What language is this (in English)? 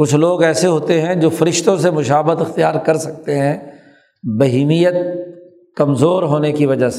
Urdu